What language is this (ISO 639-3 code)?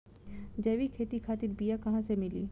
bho